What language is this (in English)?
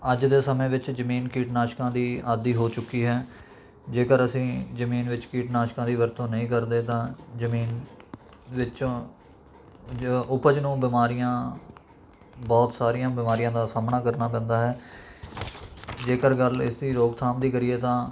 Punjabi